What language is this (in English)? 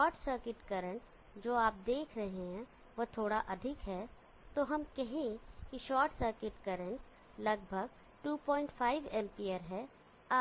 Hindi